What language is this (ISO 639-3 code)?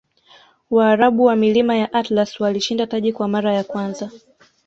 swa